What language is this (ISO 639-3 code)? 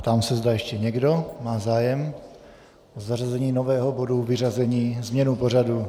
ces